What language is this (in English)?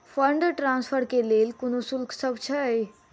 Maithili